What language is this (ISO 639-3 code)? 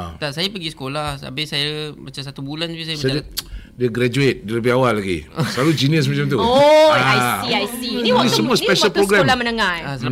msa